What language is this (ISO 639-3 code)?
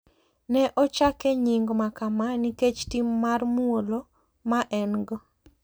luo